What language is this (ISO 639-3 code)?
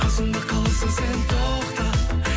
kaz